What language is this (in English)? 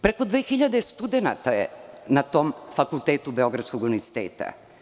Serbian